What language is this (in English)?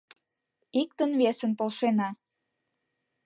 Mari